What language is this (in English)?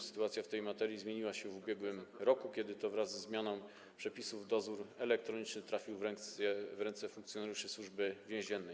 Polish